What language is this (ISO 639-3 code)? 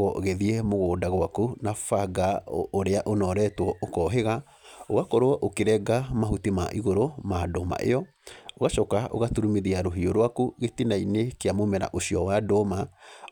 kik